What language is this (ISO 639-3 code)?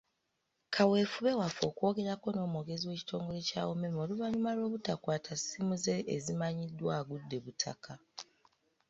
lug